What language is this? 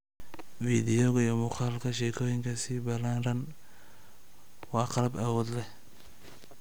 Somali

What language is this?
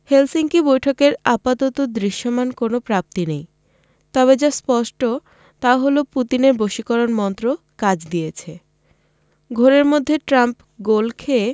Bangla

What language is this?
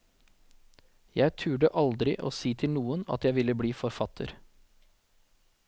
Norwegian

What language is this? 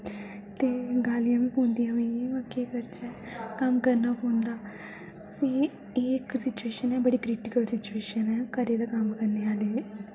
Dogri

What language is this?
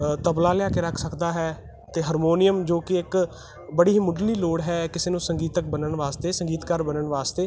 Punjabi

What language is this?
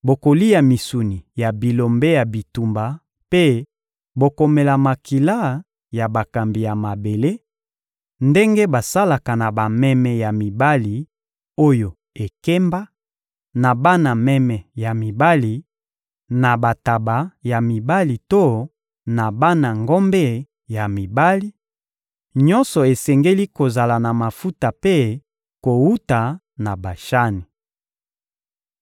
Lingala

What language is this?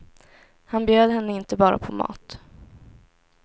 Swedish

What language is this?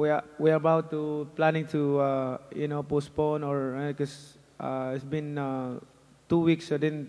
English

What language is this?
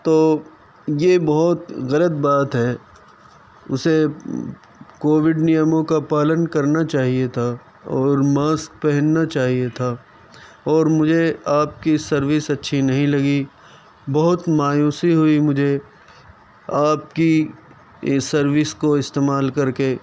Urdu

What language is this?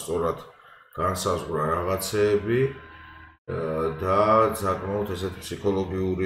Romanian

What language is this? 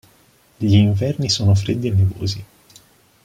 Italian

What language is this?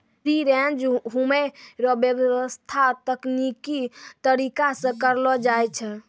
Maithili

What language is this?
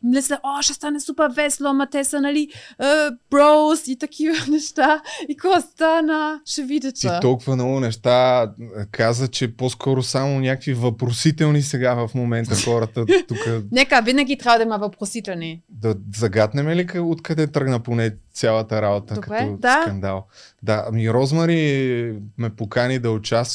Bulgarian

